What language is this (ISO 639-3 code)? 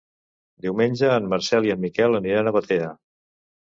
cat